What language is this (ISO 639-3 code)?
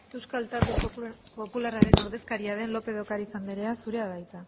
eus